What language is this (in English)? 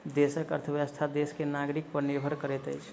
Maithili